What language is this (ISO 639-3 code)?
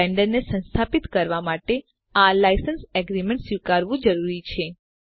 guj